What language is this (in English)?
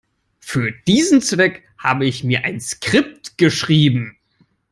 English